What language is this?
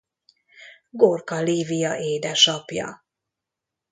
Hungarian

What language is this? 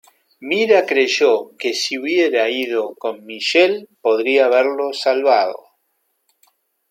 Spanish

